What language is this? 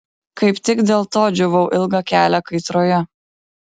Lithuanian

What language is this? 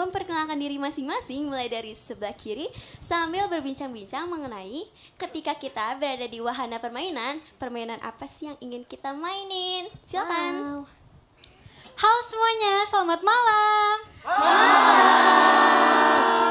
Indonesian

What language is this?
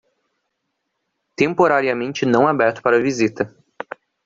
Portuguese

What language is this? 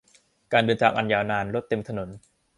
Thai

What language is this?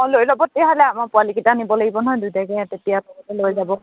Assamese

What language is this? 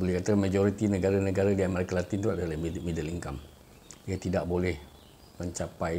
Malay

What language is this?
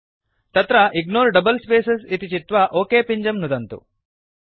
Sanskrit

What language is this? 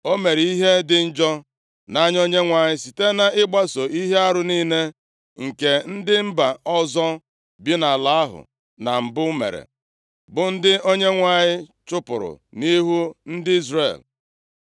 Igbo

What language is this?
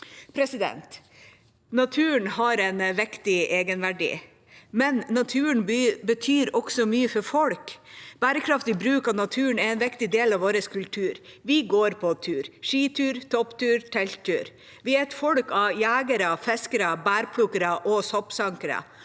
Norwegian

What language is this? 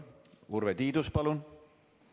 Estonian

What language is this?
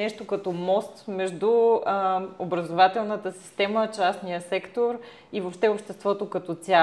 Bulgarian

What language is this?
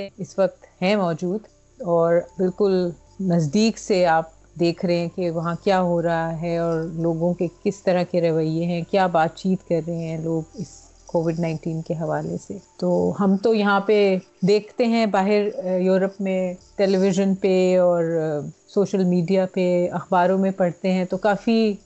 Urdu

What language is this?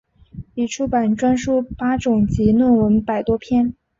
Chinese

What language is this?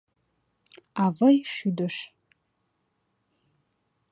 Mari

